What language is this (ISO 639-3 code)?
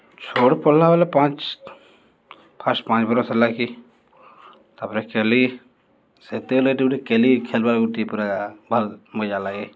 ori